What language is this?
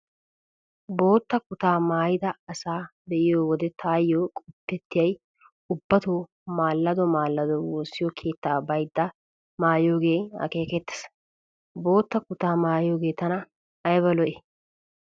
Wolaytta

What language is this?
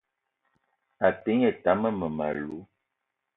Eton (Cameroon)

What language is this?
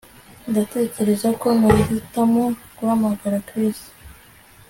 Kinyarwanda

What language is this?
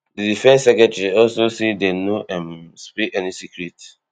Nigerian Pidgin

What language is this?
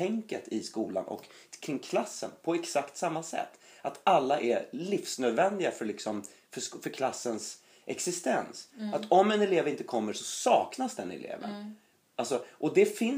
Swedish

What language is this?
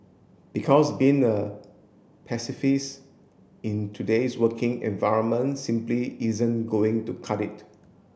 English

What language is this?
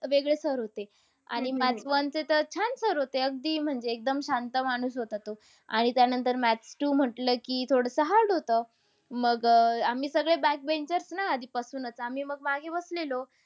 Marathi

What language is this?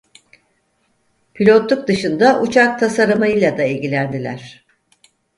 Turkish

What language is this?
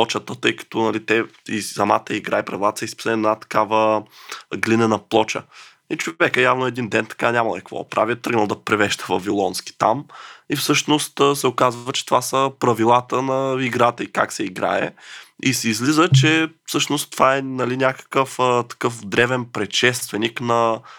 Bulgarian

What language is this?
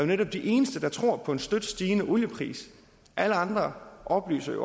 Danish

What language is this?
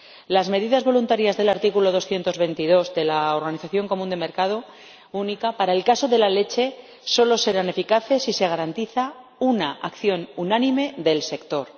Spanish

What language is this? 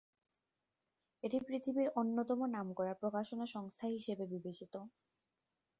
Bangla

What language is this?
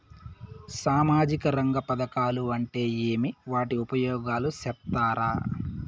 Telugu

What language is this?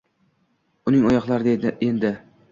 Uzbek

